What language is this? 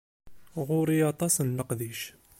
Kabyle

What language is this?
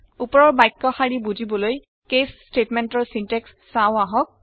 Assamese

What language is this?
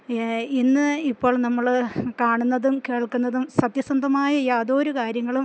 Malayalam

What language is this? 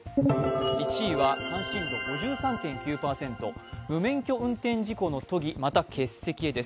Japanese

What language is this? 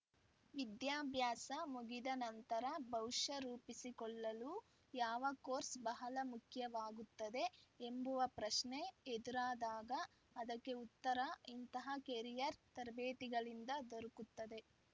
Kannada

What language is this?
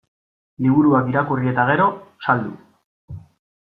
Basque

